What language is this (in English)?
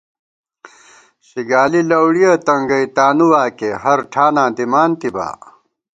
Gawar-Bati